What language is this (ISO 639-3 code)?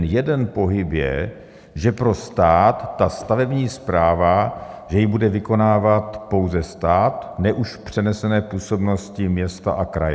ces